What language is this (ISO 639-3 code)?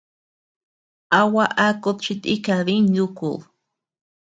cux